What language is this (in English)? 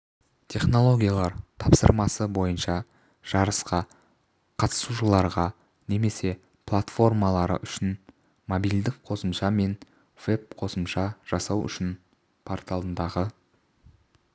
Kazakh